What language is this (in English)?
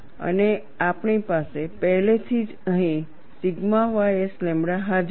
Gujarati